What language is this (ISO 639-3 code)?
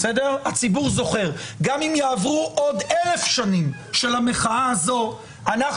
heb